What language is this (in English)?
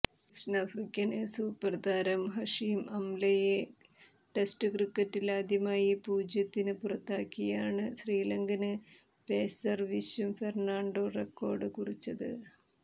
Malayalam